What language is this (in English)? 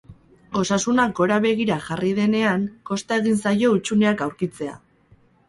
Basque